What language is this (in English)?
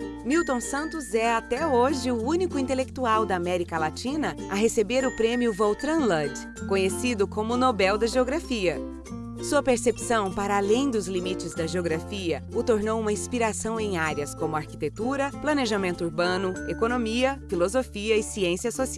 Portuguese